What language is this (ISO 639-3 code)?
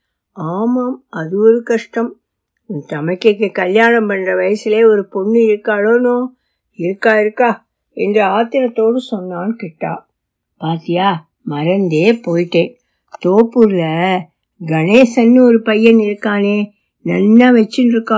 tam